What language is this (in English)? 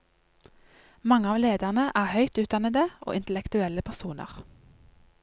Norwegian